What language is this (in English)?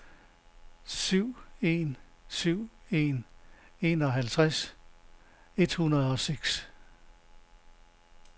Danish